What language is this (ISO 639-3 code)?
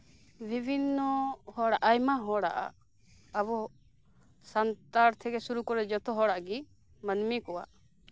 sat